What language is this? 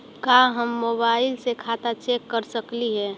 Magahi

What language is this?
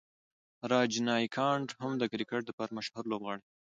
Pashto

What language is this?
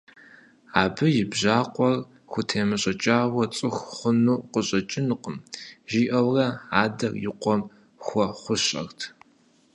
Kabardian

